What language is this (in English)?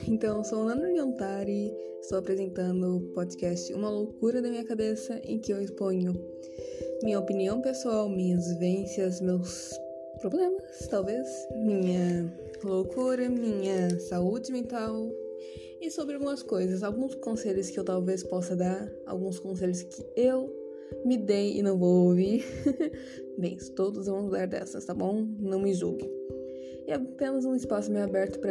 Portuguese